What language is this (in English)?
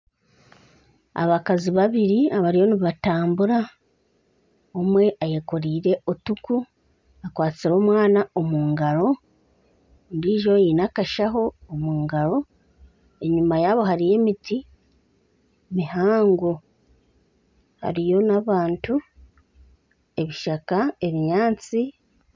Nyankole